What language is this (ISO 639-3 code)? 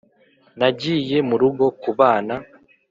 kin